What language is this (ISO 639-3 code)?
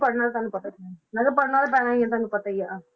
pan